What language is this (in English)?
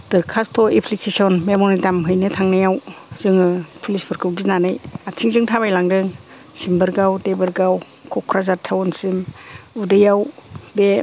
Bodo